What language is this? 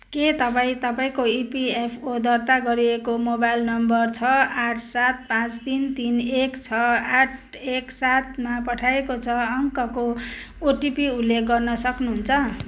Nepali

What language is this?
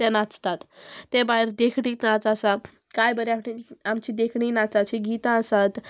Konkani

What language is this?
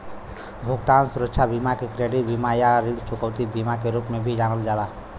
Bhojpuri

